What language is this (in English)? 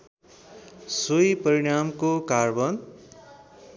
Nepali